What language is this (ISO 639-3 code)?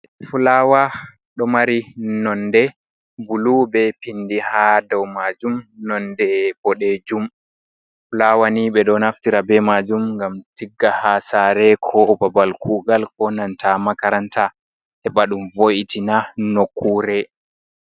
ful